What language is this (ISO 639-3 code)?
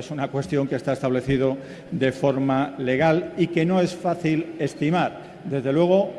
spa